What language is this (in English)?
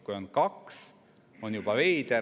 Estonian